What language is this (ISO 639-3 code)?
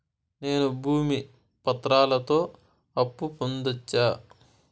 tel